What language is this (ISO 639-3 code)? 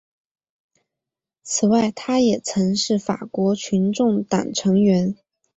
zho